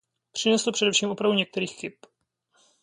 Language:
Czech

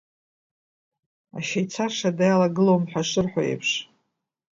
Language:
Abkhazian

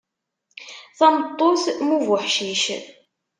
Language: Kabyle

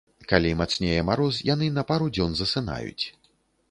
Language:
Belarusian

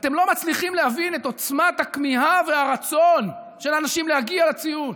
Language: Hebrew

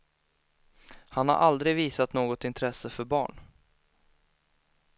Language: Swedish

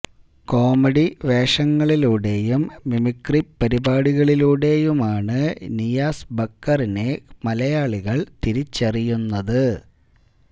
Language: Malayalam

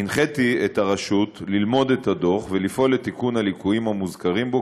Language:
Hebrew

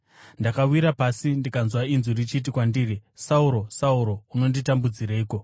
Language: Shona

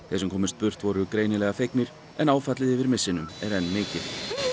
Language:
Icelandic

